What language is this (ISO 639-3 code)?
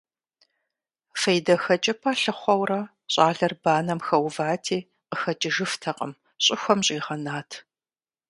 kbd